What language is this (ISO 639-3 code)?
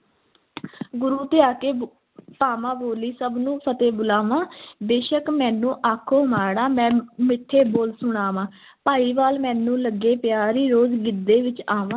pan